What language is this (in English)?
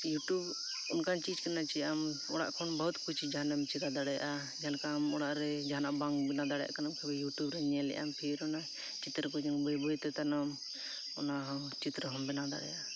Santali